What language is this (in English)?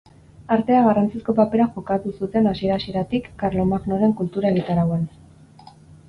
Basque